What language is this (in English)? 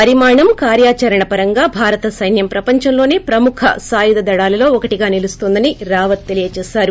Telugu